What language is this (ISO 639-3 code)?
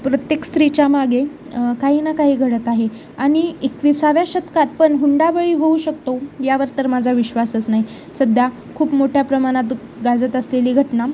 mar